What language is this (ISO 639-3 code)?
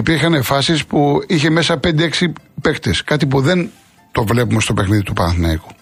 ell